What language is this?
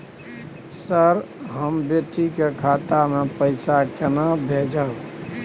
Maithili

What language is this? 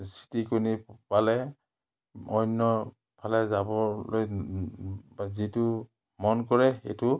Assamese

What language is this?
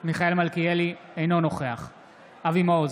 Hebrew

